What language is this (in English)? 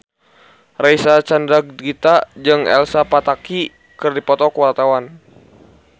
Sundanese